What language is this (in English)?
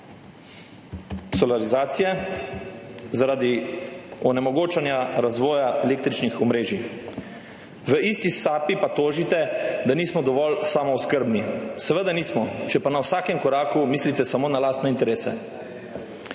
Slovenian